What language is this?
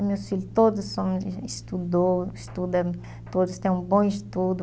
Portuguese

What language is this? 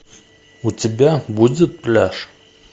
Russian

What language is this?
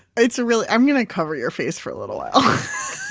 English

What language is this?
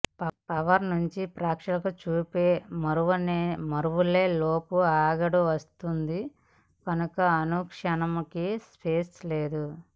Telugu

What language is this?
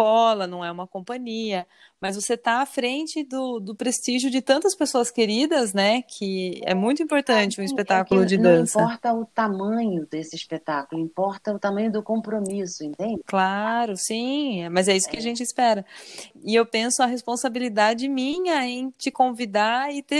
Portuguese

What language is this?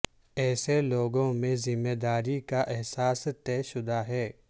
Urdu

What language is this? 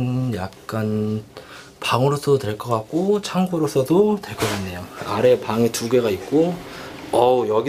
Korean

